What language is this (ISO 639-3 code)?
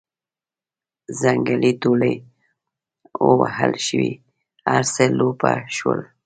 pus